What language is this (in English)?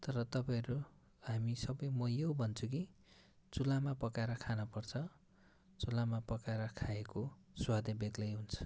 Nepali